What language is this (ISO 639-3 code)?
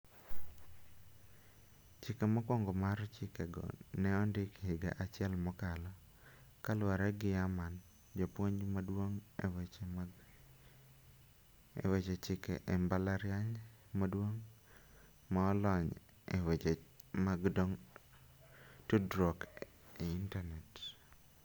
luo